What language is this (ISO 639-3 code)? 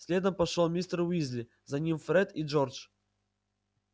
rus